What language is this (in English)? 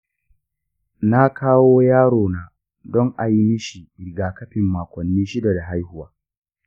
Hausa